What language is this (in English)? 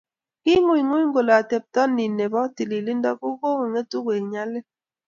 Kalenjin